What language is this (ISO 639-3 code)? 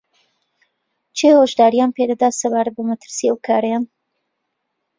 ckb